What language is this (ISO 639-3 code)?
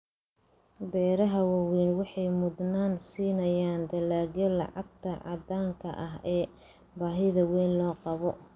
som